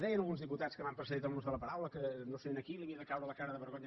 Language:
Catalan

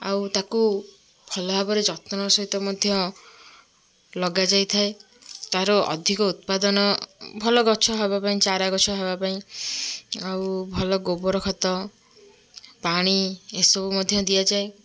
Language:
Odia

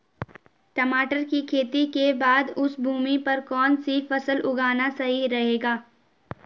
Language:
Hindi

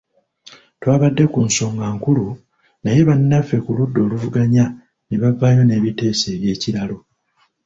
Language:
Ganda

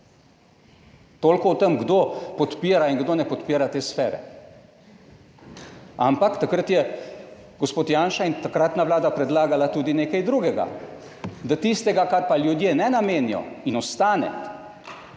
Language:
Slovenian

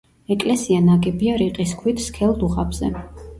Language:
Georgian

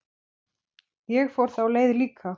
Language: Icelandic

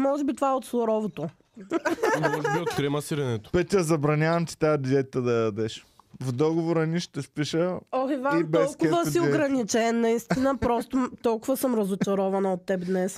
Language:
Bulgarian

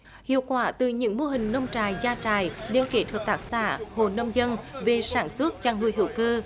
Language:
Vietnamese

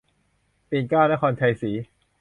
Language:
Thai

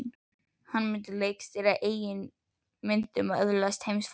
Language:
Icelandic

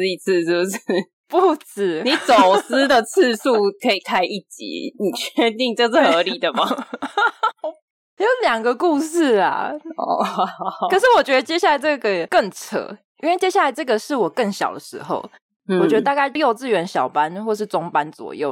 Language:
Chinese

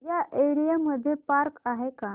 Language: Marathi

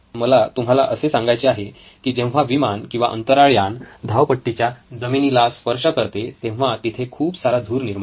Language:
Marathi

